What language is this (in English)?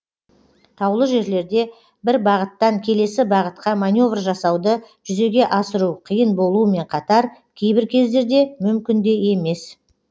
Kazakh